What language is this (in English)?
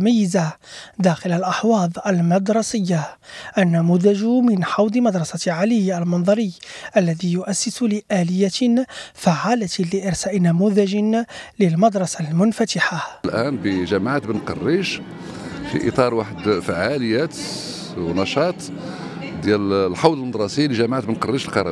Arabic